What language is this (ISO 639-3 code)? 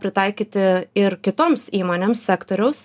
lit